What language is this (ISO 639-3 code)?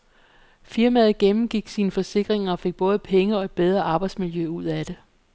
dan